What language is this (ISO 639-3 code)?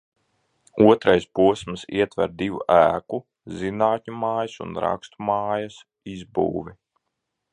lav